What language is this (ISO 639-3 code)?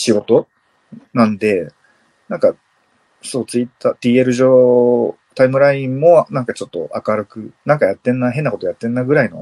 jpn